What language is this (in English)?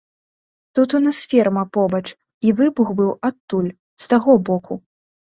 Belarusian